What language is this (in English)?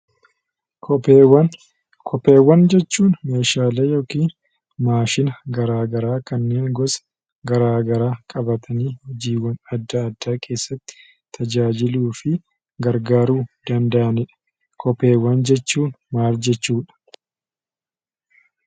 Oromo